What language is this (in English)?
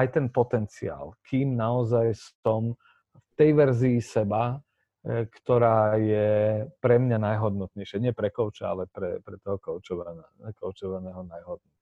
Slovak